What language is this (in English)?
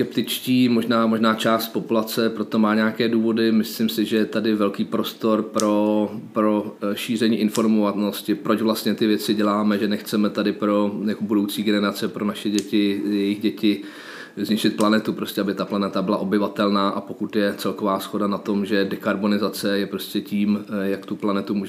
Czech